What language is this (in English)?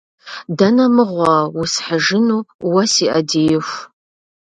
Kabardian